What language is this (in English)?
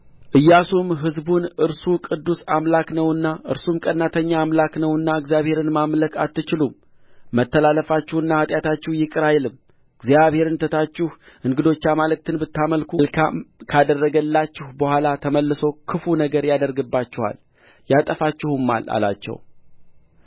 Amharic